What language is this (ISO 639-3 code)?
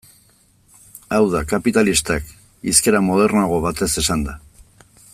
eus